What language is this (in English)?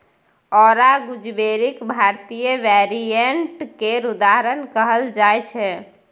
Maithili